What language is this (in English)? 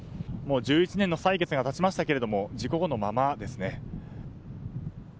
Japanese